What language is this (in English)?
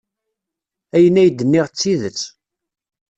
Kabyle